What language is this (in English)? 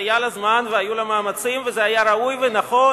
Hebrew